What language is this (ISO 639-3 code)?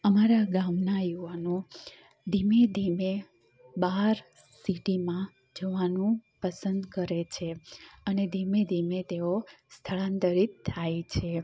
guj